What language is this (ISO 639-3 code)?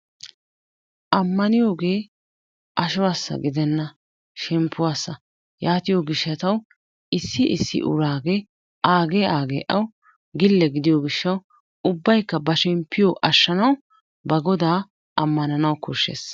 wal